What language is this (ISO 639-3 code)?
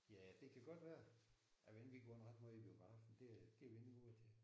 dan